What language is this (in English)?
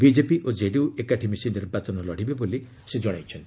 Odia